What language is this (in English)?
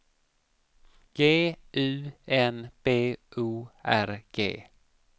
Swedish